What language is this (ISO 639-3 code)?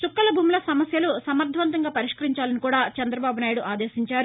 tel